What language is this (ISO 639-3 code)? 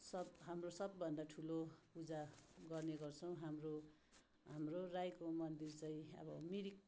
nep